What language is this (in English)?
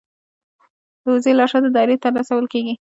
Pashto